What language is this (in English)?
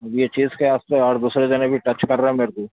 Urdu